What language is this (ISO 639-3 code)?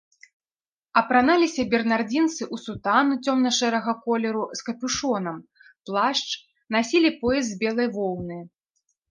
bel